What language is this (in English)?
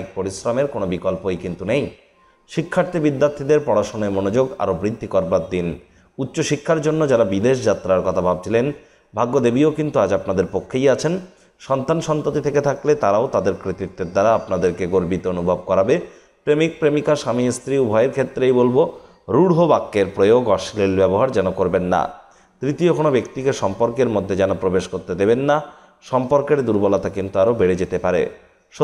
Bangla